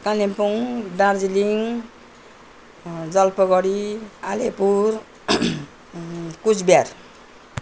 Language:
Nepali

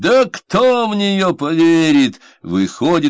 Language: Russian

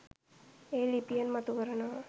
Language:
Sinhala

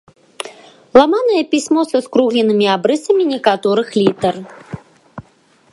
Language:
Belarusian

